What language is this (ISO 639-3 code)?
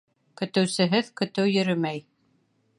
bak